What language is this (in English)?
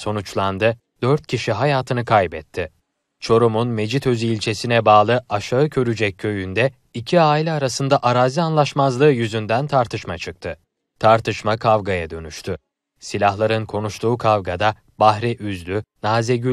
Turkish